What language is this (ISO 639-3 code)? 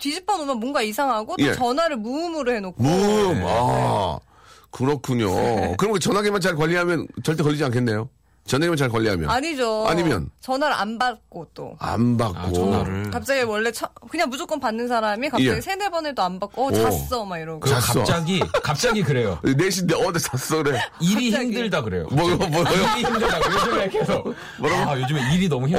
kor